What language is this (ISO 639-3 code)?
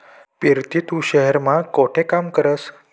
mar